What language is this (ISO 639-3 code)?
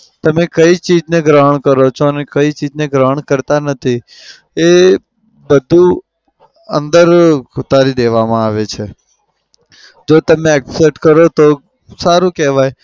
guj